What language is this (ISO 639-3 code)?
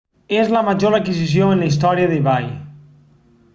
cat